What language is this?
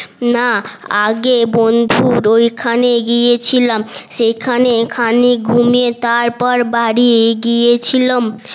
Bangla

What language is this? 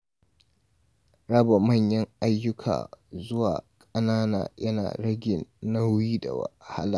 Hausa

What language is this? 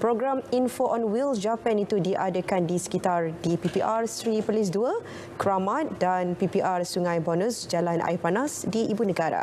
Malay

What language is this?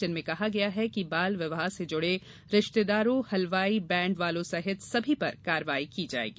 Hindi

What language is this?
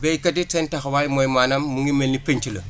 Wolof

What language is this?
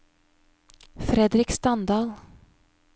Norwegian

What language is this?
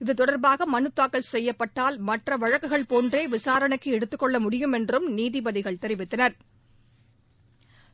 Tamil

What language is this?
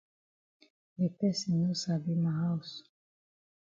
Cameroon Pidgin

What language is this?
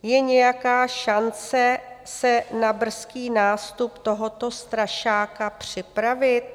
Czech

